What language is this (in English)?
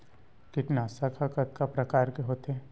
Chhattisgarhi